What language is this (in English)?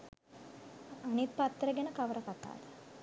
Sinhala